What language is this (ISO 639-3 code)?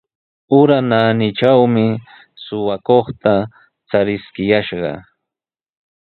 qws